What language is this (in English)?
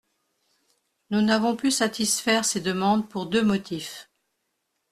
French